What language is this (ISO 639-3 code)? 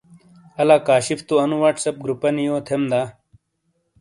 scl